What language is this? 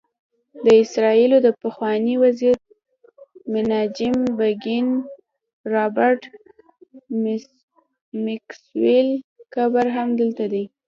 Pashto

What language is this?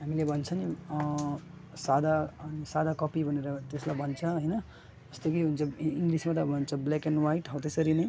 Nepali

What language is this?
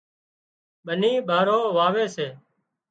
Wadiyara Koli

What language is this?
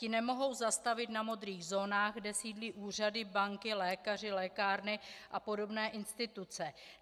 Czech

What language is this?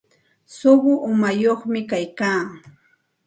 Santa Ana de Tusi Pasco Quechua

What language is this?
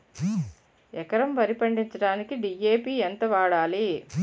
Telugu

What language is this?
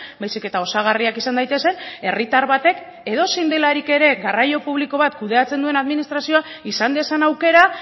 Basque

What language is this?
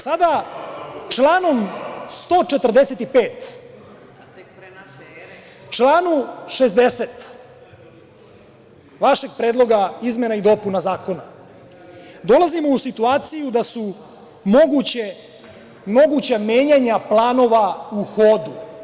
Serbian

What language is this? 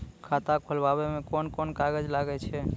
Maithili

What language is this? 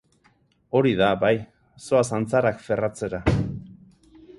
Basque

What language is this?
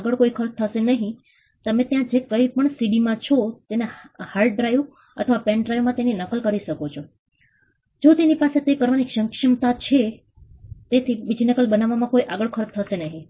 Gujarati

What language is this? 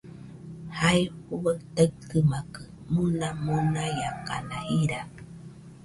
Nüpode Huitoto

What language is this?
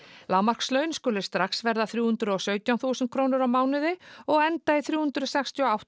Icelandic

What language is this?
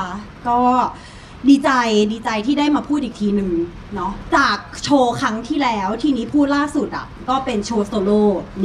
Thai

